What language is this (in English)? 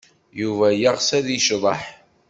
Kabyle